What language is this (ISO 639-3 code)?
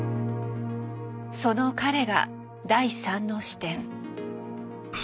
jpn